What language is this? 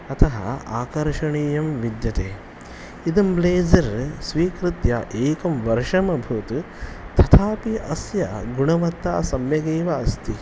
Sanskrit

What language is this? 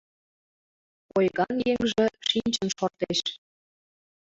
Mari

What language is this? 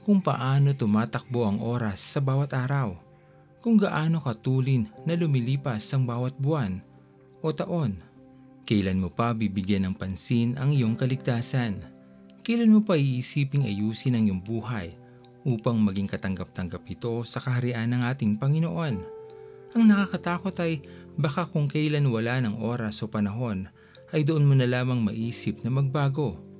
Filipino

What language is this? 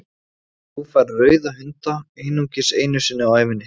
Icelandic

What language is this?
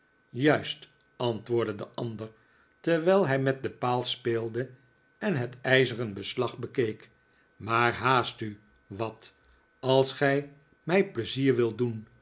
Dutch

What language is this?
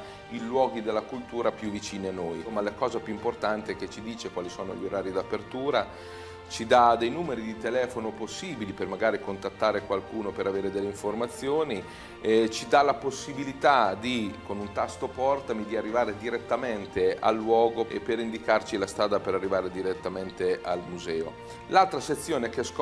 Italian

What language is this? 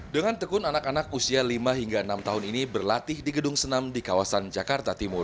Indonesian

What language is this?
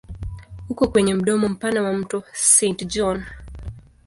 Swahili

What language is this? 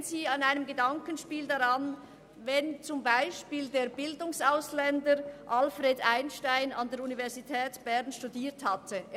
Swiss German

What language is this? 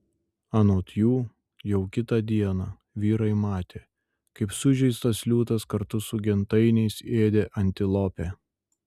Lithuanian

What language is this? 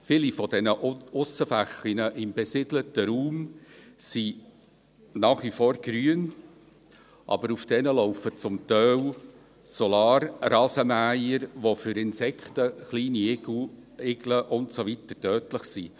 Swiss German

